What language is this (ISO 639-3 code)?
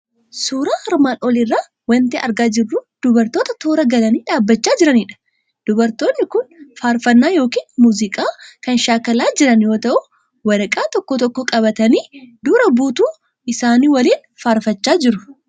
orm